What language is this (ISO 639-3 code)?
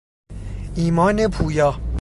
fas